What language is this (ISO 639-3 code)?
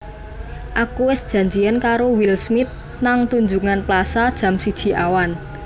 jav